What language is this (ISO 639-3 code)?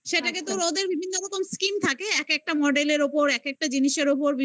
ben